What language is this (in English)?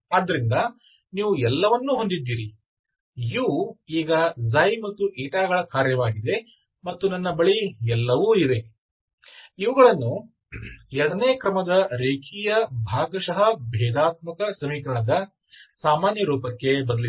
Kannada